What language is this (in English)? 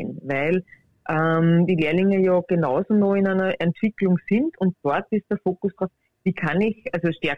German